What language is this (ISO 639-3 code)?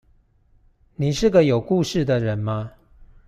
zho